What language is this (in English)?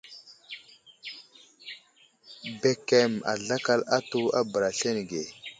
Wuzlam